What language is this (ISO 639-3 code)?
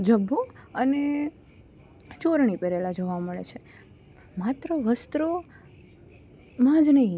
guj